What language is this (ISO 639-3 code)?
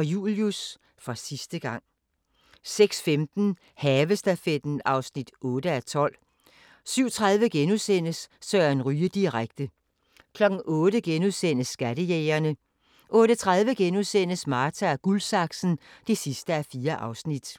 dan